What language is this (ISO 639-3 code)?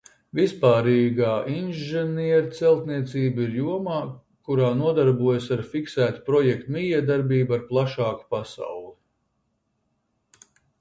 lav